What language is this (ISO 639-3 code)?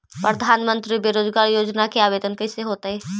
mag